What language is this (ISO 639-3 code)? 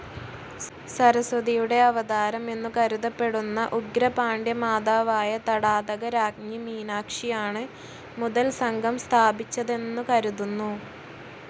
mal